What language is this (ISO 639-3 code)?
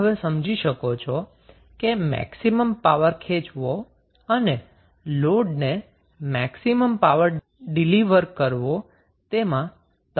guj